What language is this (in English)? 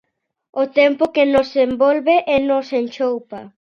Galician